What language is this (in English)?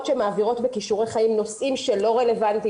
Hebrew